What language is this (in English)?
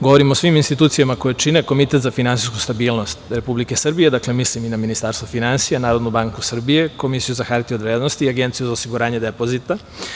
Serbian